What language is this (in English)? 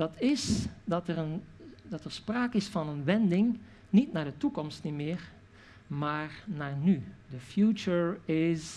Dutch